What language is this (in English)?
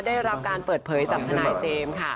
Thai